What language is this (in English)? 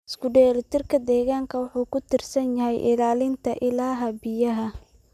Somali